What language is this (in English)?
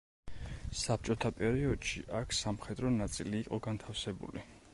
Georgian